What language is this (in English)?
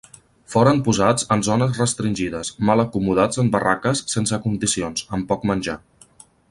Catalan